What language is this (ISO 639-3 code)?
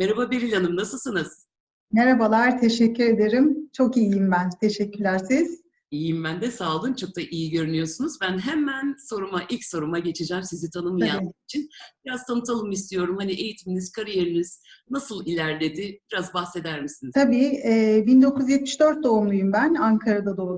tur